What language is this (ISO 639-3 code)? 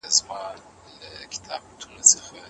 pus